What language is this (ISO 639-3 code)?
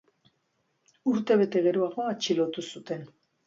eus